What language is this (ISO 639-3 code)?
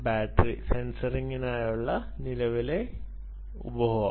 mal